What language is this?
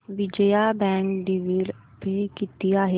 Marathi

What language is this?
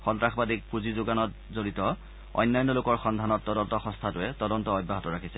Assamese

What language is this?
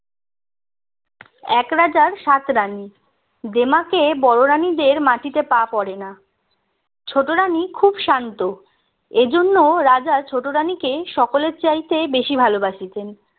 Bangla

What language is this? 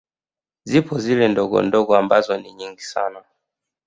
Swahili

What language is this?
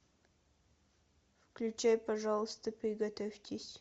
Russian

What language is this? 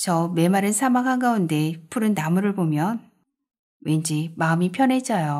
Korean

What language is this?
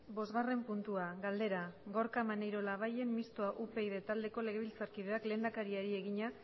Basque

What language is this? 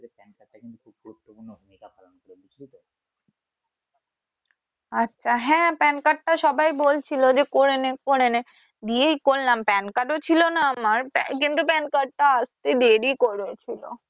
Bangla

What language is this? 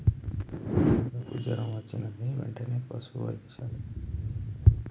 Telugu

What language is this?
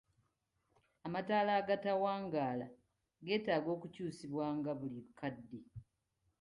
Ganda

